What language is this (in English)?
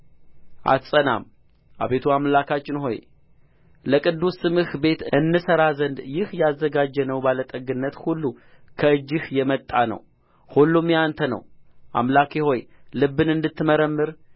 Amharic